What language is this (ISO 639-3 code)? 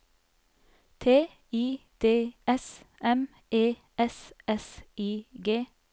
nor